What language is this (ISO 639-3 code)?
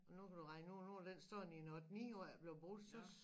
dan